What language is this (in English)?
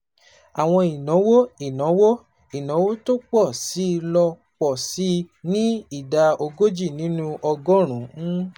Yoruba